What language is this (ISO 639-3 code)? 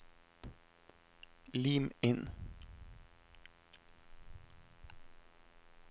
nor